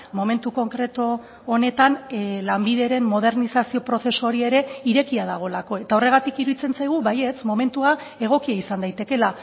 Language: Basque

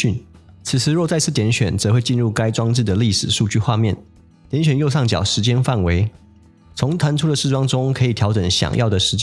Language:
Chinese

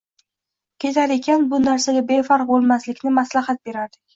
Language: Uzbek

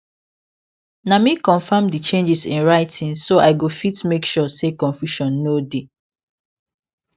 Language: Nigerian Pidgin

